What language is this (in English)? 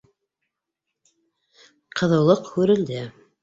Bashkir